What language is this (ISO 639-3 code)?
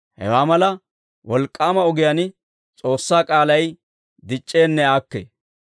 dwr